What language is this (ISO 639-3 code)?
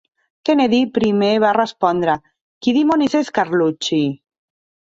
cat